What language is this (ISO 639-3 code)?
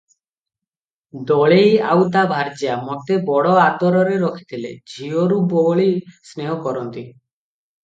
ori